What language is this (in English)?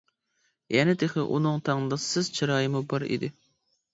Uyghur